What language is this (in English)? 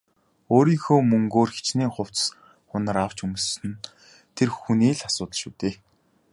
Mongolian